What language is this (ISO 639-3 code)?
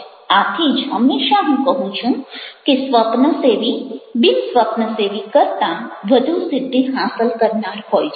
guj